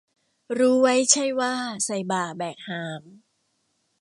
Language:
Thai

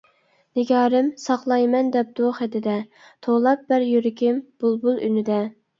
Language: Uyghur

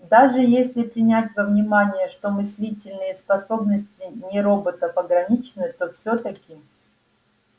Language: Russian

